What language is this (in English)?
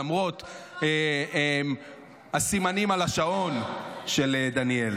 Hebrew